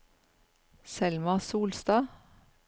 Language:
Norwegian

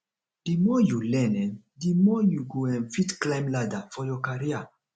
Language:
Nigerian Pidgin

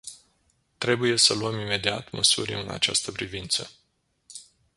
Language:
Romanian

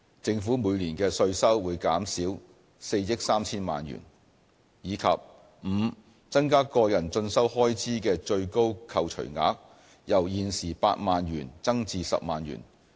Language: Cantonese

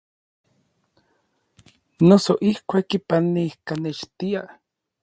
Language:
Orizaba Nahuatl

